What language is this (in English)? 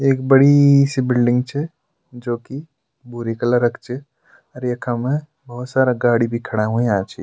Garhwali